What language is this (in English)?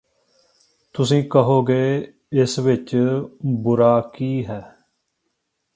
Punjabi